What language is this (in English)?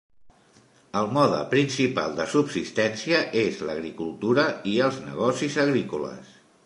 Catalan